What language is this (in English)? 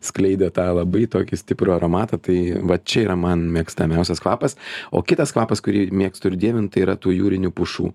Lithuanian